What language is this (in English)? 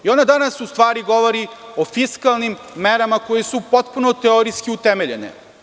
Serbian